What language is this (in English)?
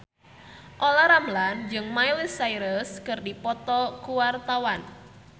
Sundanese